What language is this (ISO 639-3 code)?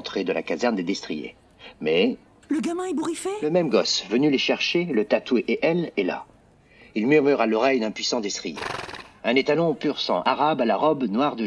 fra